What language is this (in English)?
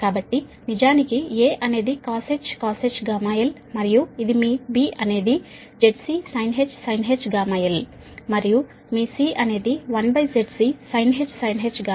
Telugu